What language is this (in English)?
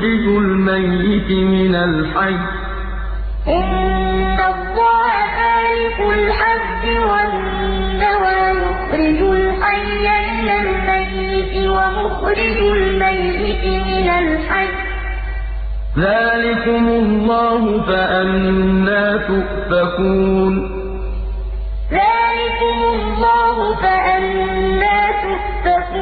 Arabic